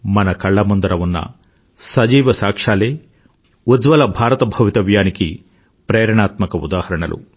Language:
Telugu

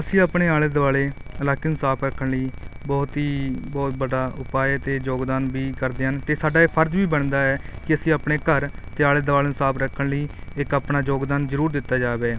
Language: Punjabi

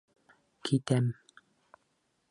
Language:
Bashkir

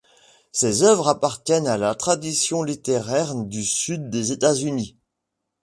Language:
French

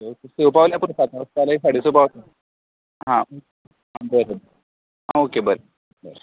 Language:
Konkani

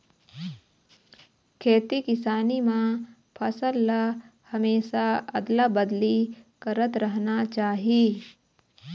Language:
Chhattisgarhi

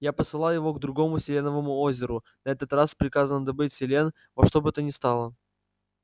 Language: Russian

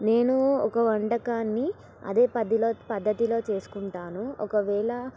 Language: Telugu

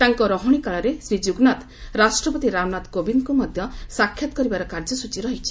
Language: Odia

